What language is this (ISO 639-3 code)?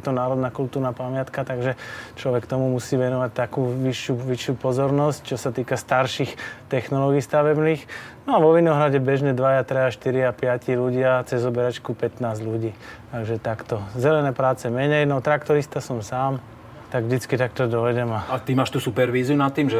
slk